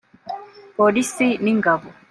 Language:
Kinyarwanda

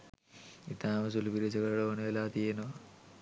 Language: Sinhala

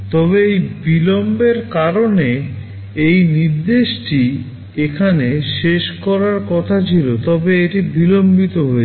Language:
Bangla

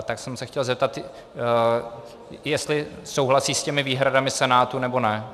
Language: Czech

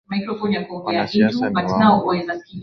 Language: Swahili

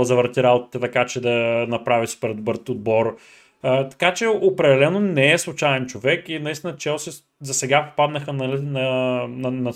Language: Bulgarian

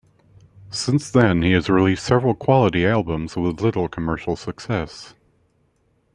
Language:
English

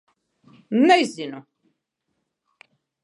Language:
Latvian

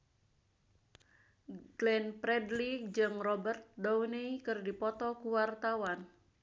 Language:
Sundanese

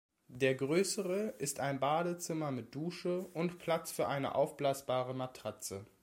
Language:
German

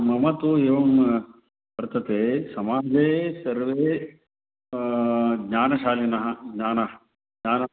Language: Sanskrit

